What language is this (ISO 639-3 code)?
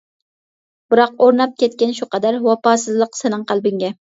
uig